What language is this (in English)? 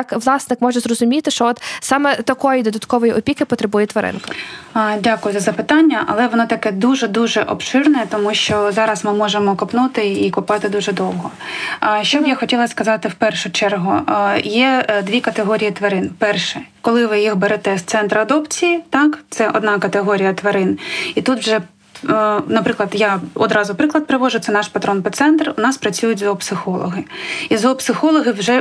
Ukrainian